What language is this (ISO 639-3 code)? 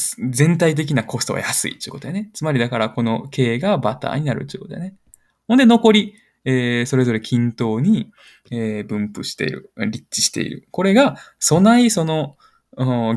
jpn